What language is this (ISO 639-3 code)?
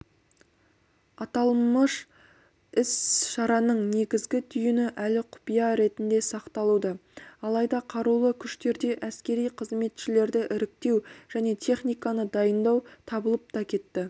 kaz